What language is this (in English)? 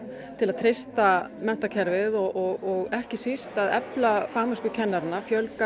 Icelandic